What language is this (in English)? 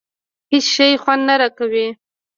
Pashto